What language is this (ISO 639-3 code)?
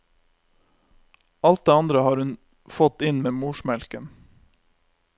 nor